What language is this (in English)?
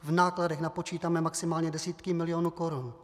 Czech